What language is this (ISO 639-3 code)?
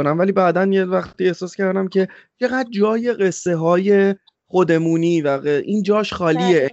fas